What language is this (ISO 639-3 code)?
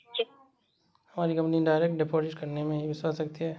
hin